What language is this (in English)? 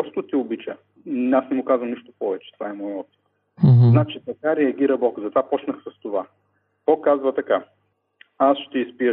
Bulgarian